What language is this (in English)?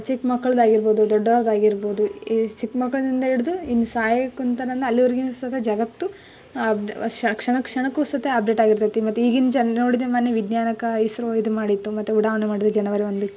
Kannada